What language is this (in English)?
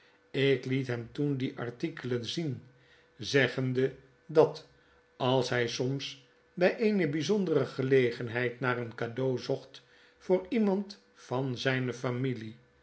Dutch